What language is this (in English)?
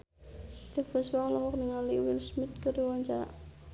Sundanese